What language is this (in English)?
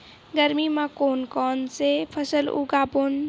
Chhattisgarhi